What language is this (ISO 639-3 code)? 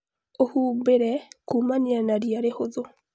kik